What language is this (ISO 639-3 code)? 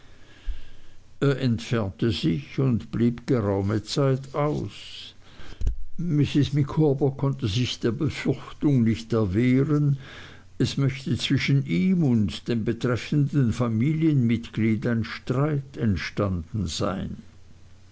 deu